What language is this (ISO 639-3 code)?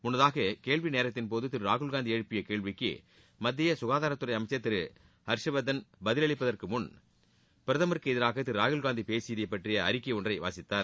tam